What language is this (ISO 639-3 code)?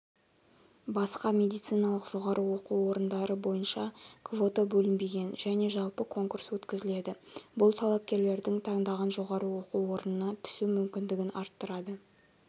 kaz